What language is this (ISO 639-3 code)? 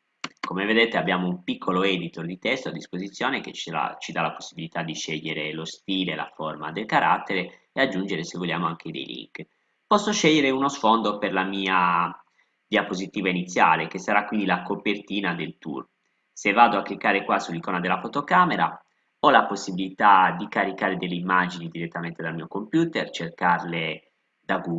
ita